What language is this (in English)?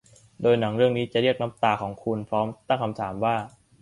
Thai